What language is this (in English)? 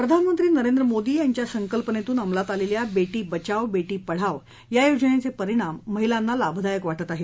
Marathi